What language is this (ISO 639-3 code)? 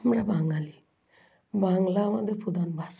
ben